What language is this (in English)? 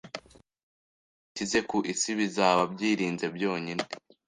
Kinyarwanda